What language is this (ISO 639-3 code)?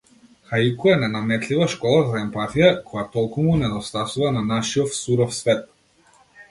mkd